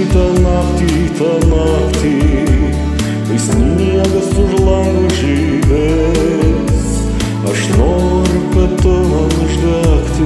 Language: Romanian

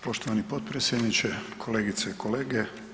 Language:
Croatian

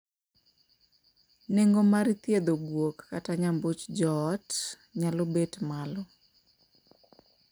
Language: Luo (Kenya and Tanzania)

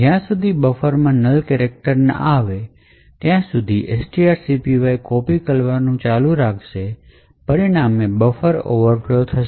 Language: Gujarati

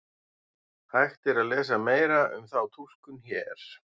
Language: Icelandic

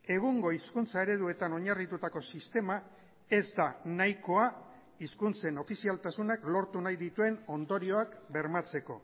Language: Basque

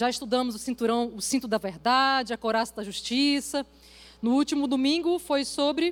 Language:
Portuguese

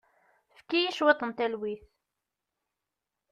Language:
Kabyle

